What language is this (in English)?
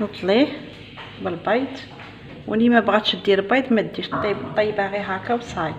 Arabic